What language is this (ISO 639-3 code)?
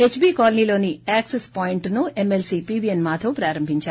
tel